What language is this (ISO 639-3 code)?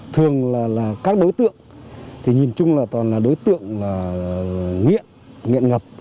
vie